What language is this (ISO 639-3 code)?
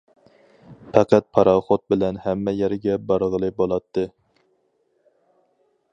uig